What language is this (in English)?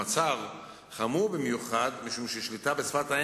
Hebrew